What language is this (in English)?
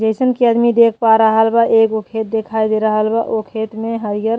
Bhojpuri